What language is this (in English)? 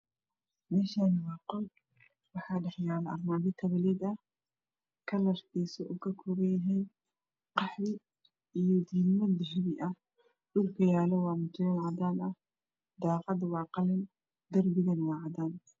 Somali